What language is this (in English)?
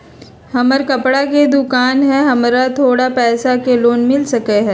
Magahi